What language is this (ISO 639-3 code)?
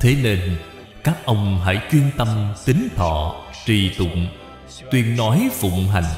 vie